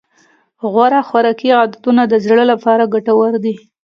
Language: Pashto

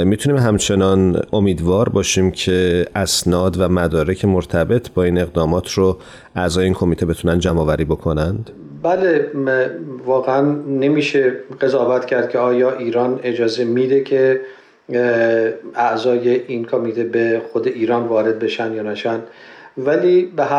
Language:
Persian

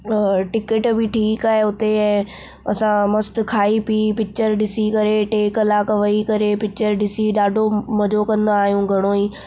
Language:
Sindhi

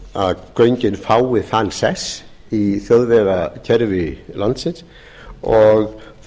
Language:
Icelandic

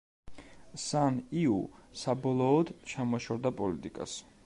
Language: Georgian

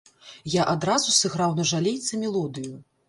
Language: Belarusian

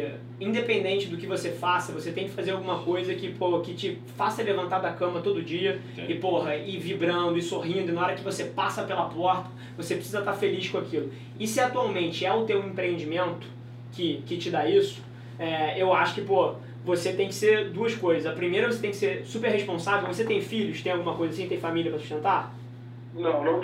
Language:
Portuguese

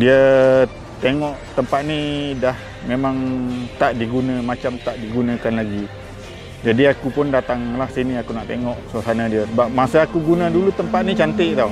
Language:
Malay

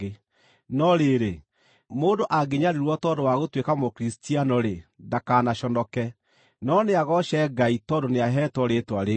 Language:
Kikuyu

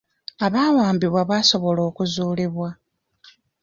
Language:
Ganda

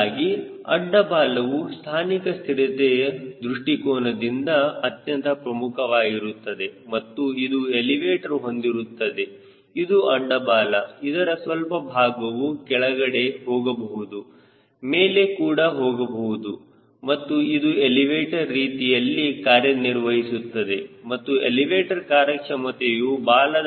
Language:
Kannada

